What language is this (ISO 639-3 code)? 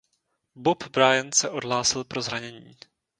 ces